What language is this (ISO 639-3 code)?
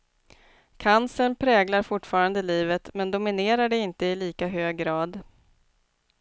swe